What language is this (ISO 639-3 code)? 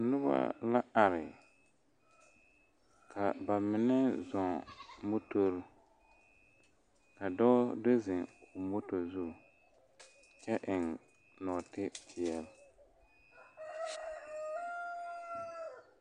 dga